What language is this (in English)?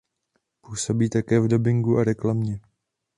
Czech